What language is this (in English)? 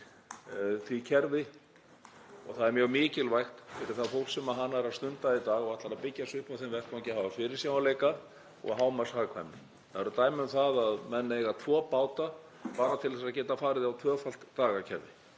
Icelandic